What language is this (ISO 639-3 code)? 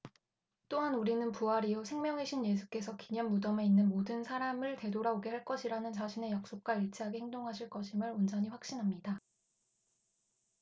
kor